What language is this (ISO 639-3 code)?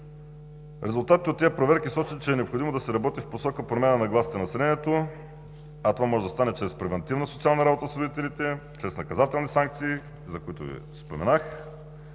bul